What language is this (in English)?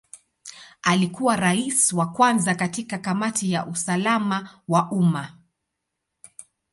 Swahili